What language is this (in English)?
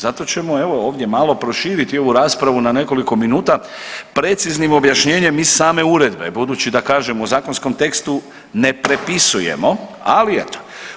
Croatian